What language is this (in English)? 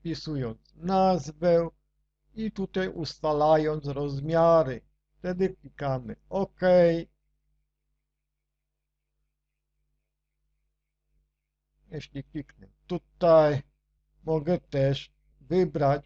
Polish